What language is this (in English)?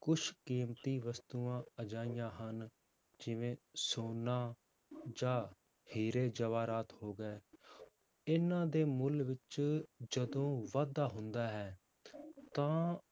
Punjabi